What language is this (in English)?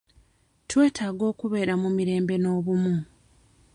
Ganda